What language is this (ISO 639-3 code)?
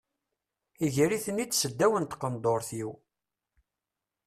kab